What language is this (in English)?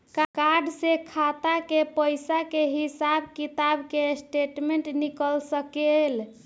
Bhojpuri